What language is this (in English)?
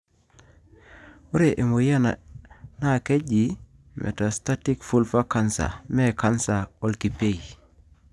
Masai